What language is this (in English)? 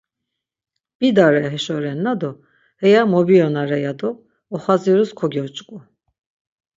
Laz